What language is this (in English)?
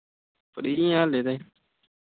Punjabi